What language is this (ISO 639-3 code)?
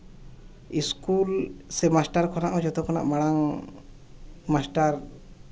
sat